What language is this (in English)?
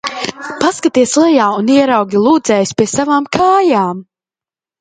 Latvian